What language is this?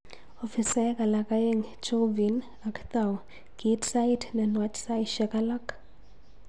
Kalenjin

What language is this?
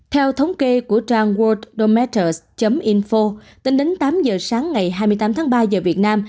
Vietnamese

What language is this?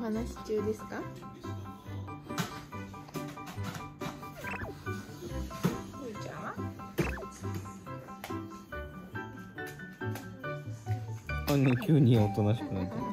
Japanese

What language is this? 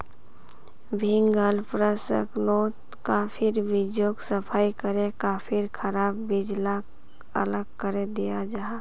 Magahi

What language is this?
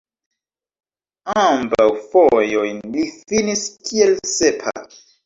Esperanto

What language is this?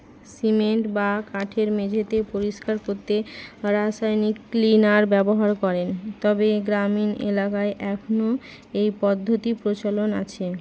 Bangla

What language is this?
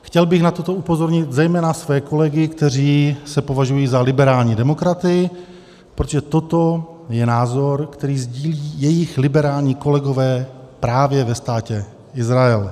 Czech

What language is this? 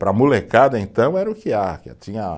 Portuguese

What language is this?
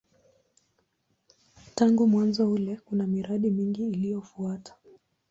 Swahili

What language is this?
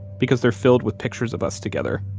English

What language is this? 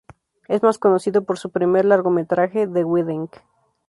Spanish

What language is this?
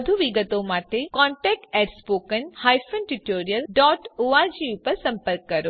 Gujarati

